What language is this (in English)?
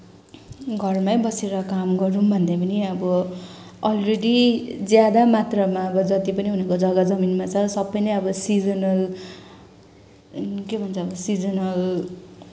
Nepali